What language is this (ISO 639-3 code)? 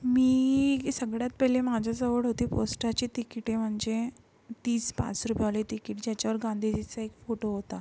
mar